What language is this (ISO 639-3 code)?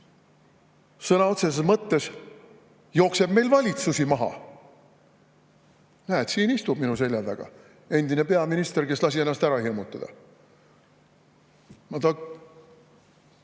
est